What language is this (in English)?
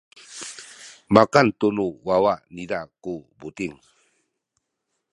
Sakizaya